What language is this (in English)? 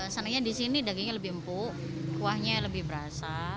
Indonesian